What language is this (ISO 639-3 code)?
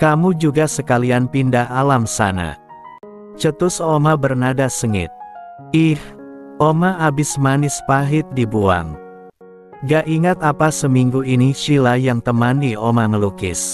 ind